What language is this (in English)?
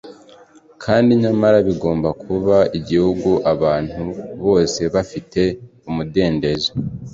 Kinyarwanda